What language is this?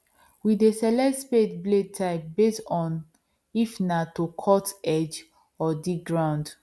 Nigerian Pidgin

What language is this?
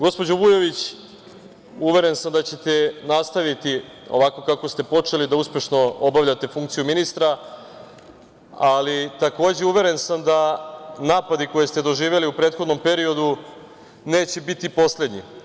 Serbian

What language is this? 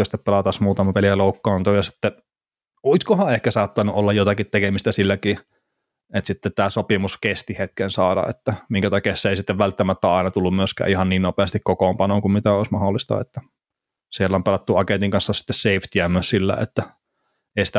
Finnish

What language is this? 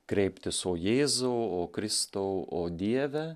Lithuanian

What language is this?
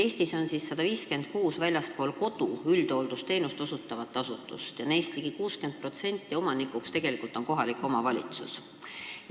Estonian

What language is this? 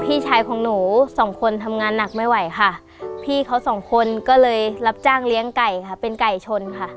Thai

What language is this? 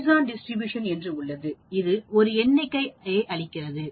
Tamil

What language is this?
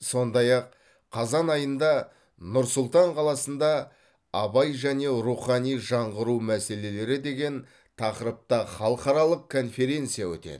Kazakh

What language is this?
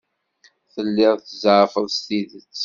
Kabyle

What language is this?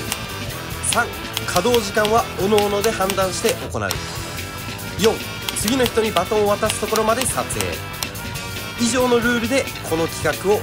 Japanese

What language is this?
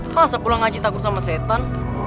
Indonesian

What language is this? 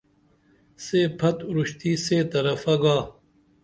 Dameli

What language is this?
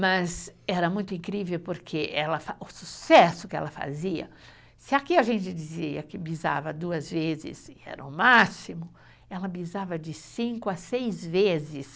Portuguese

